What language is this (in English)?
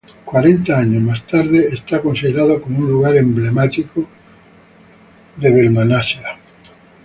Spanish